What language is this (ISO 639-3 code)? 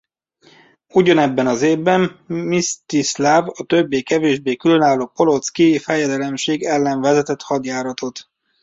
hun